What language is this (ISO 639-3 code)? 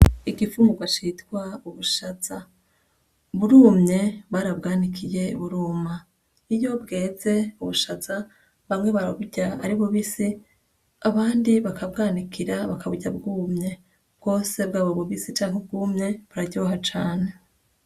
run